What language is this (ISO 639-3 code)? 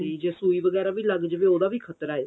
pan